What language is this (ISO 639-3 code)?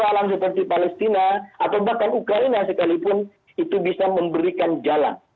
ind